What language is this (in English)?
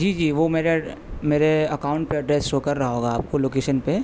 Urdu